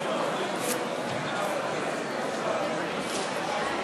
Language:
Hebrew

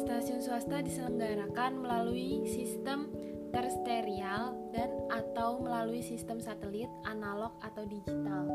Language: Indonesian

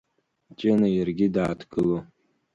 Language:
Abkhazian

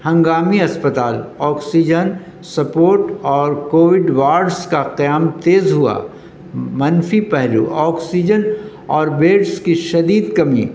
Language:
Urdu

